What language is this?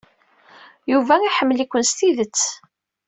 Kabyle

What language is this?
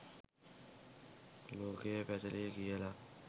Sinhala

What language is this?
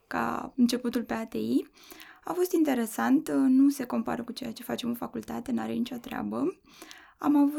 Romanian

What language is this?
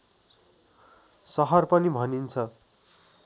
Nepali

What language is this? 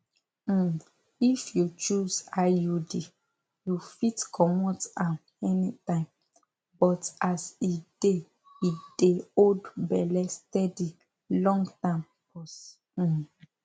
Nigerian Pidgin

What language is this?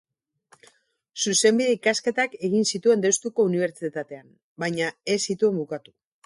Basque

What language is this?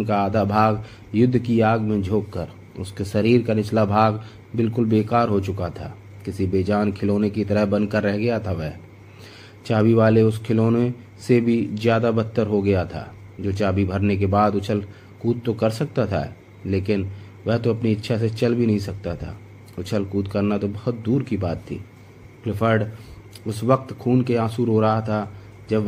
Hindi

